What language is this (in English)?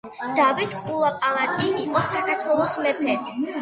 Georgian